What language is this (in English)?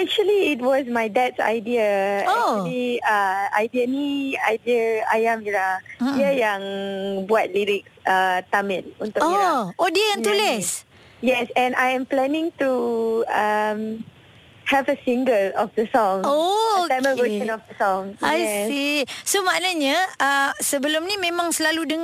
Malay